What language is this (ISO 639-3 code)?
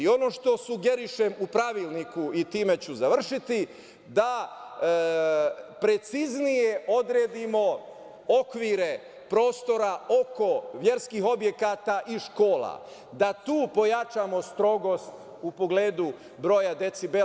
srp